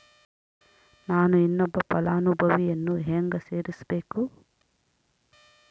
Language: Kannada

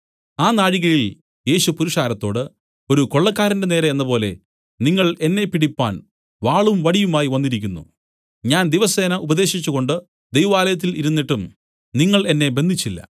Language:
Malayalam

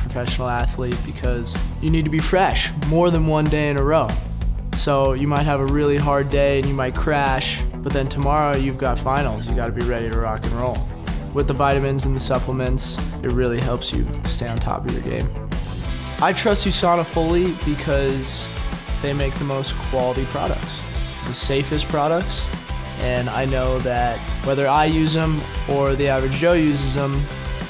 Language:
English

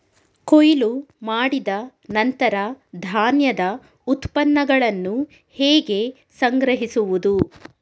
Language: Kannada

